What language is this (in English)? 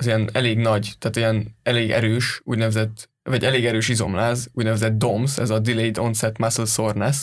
Hungarian